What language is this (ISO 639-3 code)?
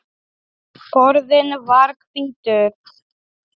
isl